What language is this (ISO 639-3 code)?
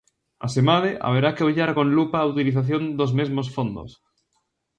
glg